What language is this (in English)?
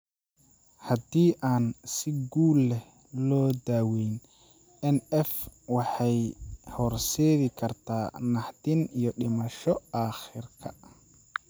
Somali